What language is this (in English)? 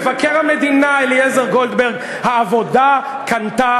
Hebrew